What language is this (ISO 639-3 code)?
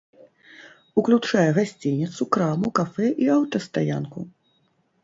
bel